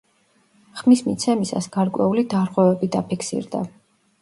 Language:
Georgian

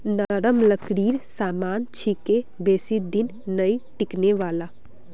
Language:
Magahi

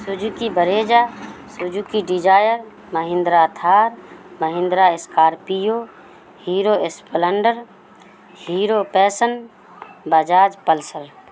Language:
Urdu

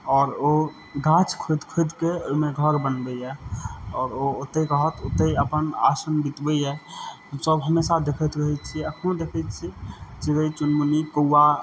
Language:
Maithili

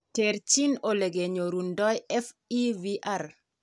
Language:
Kalenjin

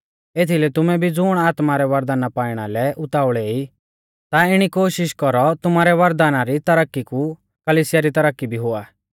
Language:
Mahasu Pahari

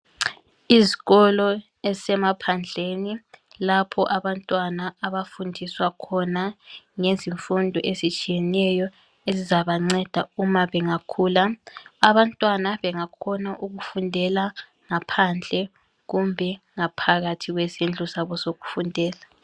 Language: North Ndebele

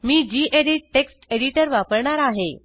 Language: Marathi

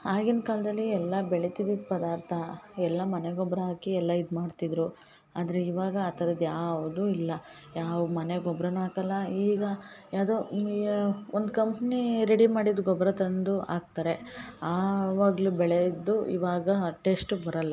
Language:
Kannada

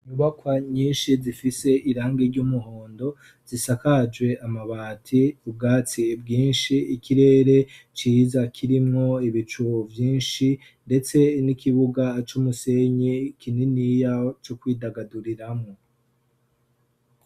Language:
Rundi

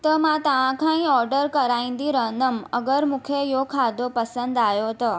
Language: Sindhi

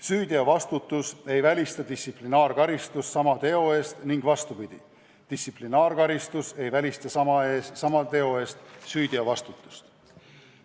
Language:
Estonian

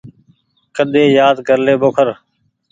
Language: Goaria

